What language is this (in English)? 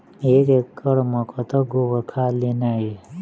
Chhattisgarhi